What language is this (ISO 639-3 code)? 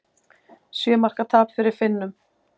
isl